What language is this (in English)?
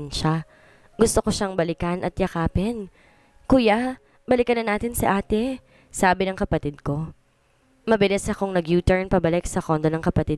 Filipino